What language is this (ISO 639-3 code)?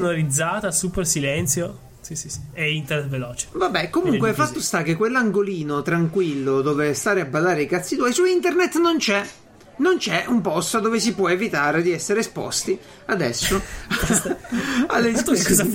ita